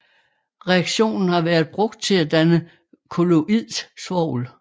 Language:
Danish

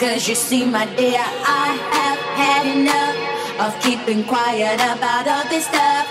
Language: English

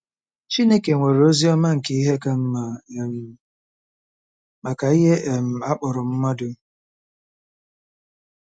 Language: Igbo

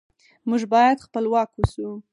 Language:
Pashto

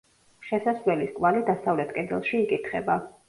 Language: Georgian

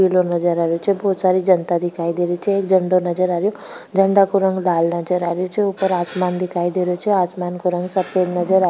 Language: Rajasthani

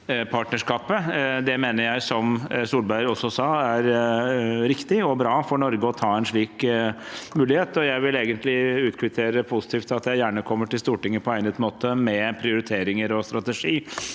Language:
Norwegian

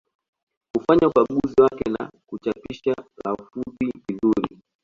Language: Swahili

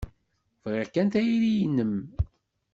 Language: Kabyle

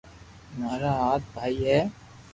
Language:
Loarki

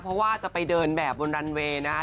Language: Thai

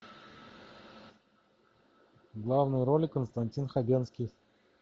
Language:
Russian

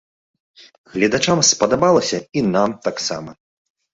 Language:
Belarusian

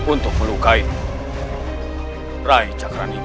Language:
Indonesian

